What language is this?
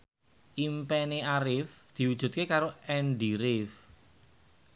Javanese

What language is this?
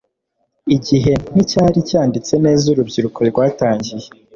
Kinyarwanda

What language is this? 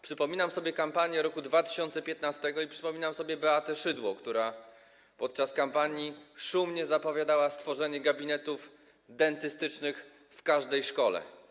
Polish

